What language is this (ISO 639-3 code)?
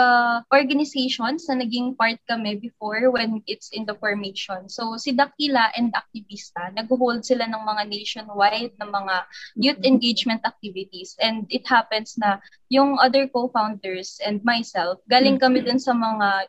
fil